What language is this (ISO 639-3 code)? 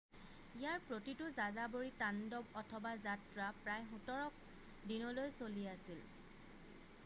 asm